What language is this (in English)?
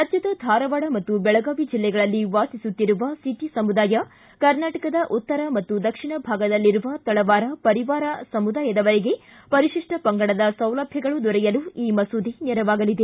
Kannada